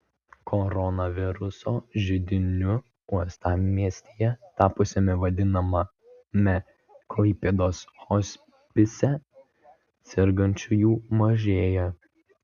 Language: Lithuanian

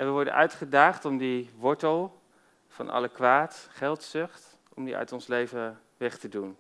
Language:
Dutch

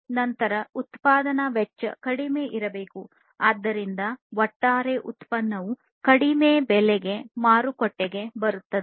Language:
Kannada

